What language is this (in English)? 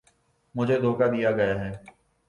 Urdu